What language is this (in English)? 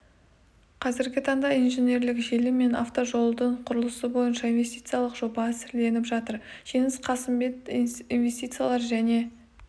Kazakh